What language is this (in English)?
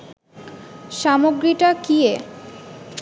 Bangla